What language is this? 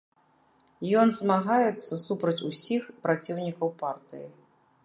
Belarusian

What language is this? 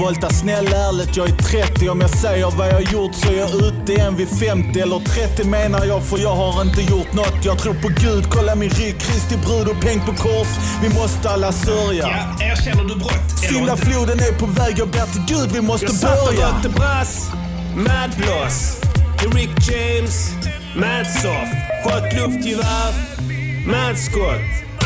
Swedish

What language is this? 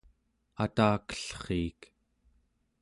Central Yupik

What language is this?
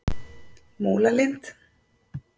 Icelandic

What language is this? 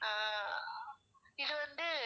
Tamil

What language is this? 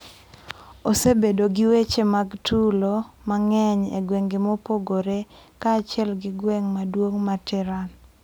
Luo (Kenya and Tanzania)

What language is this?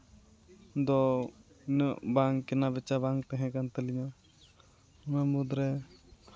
Santali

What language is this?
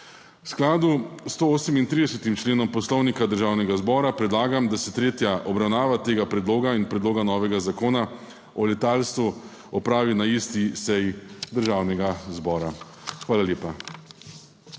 Slovenian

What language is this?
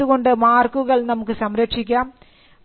Malayalam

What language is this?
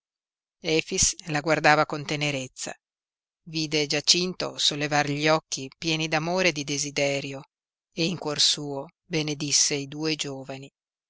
Italian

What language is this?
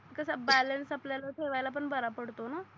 Marathi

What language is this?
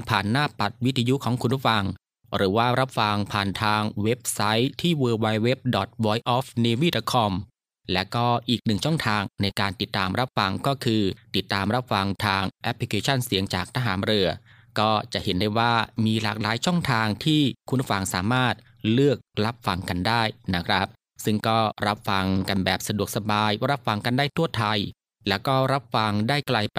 Thai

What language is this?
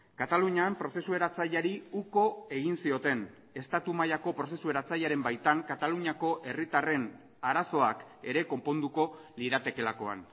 Basque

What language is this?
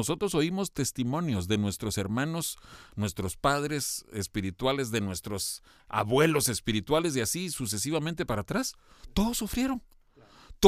Spanish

